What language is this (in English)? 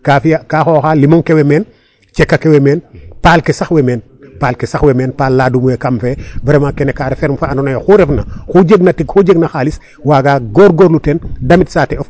Serer